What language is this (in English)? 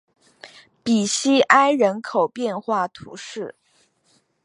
Chinese